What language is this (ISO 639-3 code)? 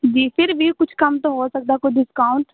hin